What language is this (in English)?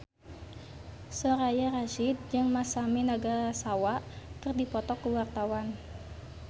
Sundanese